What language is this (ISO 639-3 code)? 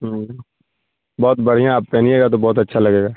urd